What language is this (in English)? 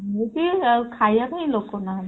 Odia